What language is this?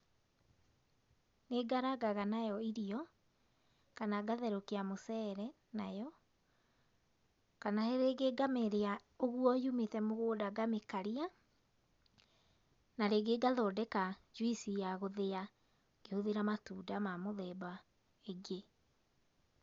Kikuyu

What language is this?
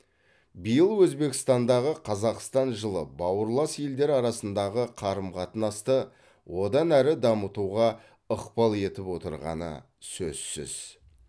Kazakh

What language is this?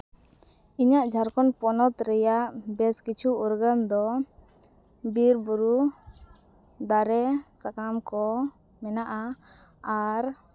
Santali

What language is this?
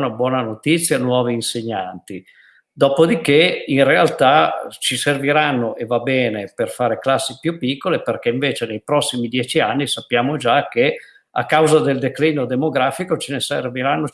Italian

